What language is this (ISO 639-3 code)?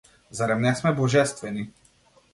mkd